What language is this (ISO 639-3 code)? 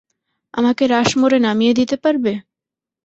ben